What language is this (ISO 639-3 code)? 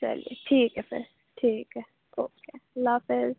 urd